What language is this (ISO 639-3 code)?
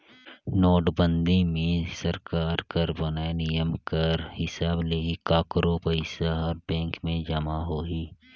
hne